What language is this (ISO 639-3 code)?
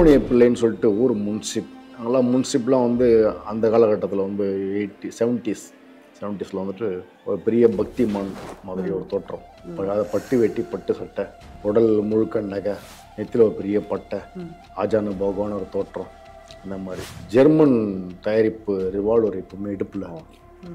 kor